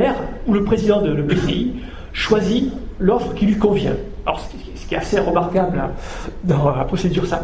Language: French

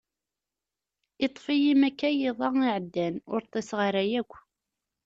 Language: Kabyle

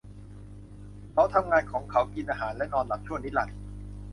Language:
Thai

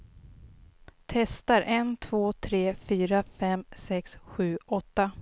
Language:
Swedish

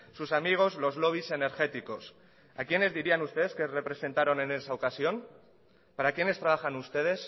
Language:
Spanish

